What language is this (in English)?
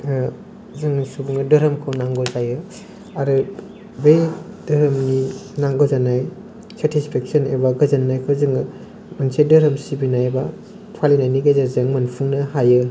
Bodo